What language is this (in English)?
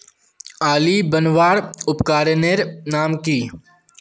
Magahi